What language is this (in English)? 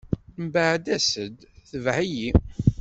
Kabyle